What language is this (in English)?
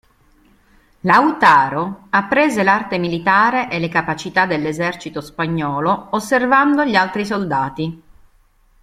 Italian